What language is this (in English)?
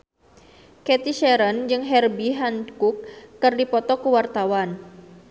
Sundanese